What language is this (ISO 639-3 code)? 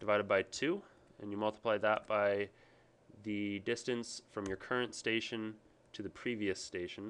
eng